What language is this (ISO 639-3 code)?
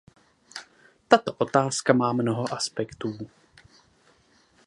ces